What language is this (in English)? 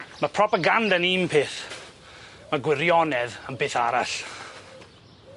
Welsh